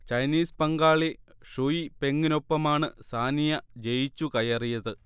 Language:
Malayalam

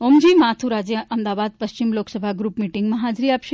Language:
Gujarati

